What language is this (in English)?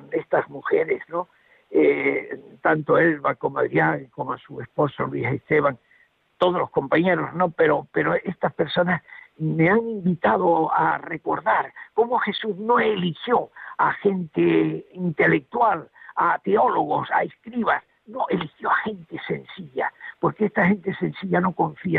Spanish